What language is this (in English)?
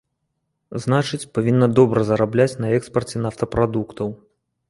Belarusian